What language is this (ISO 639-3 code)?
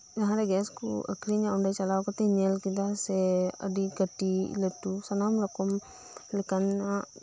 sat